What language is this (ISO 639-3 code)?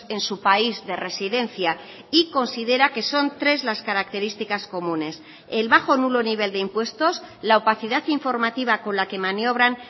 spa